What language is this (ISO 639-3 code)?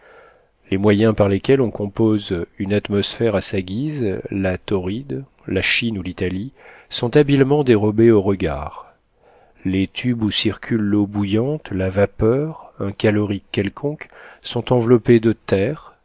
fra